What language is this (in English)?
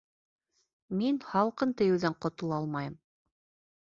Bashkir